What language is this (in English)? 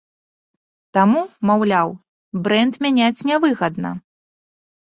Belarusian